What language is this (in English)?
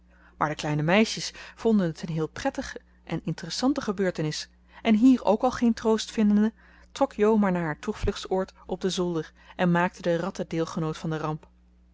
Dutch